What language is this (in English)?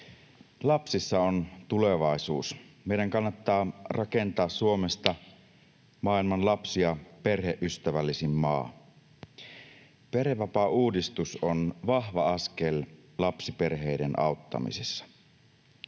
Finnish